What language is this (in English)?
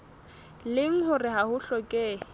Southern Sotho